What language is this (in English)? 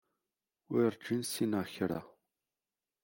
Kabyle